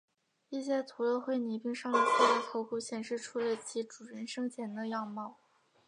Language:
Chinese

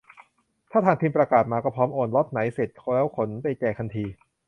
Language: Thai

